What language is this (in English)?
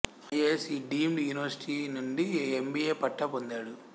Telugu